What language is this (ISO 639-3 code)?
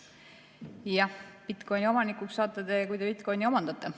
est